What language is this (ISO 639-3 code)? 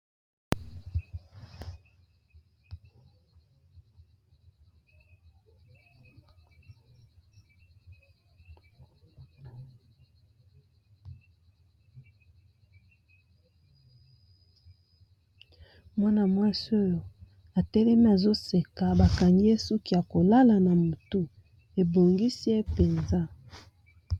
lin